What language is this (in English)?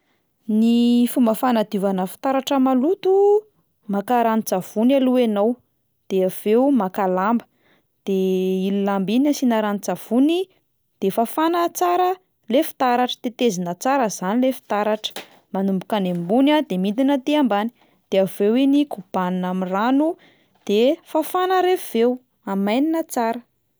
Malagasy